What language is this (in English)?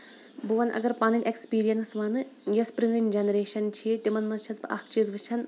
Kashmiri